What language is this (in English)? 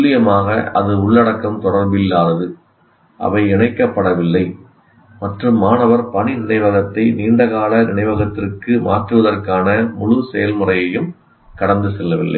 Tamil